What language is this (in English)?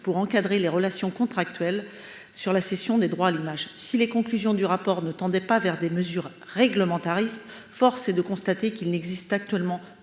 French